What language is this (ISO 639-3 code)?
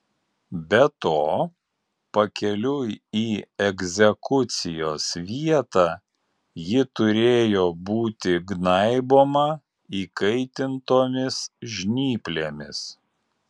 lit